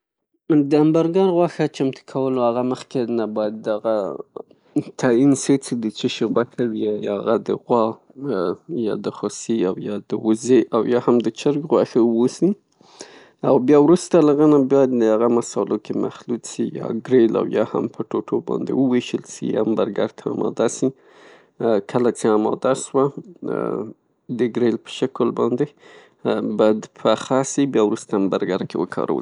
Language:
Pashto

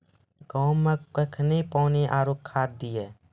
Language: Maithili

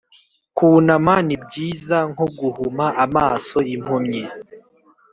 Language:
Kinyarwanda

